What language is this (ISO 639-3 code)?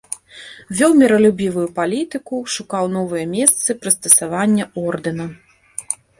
bel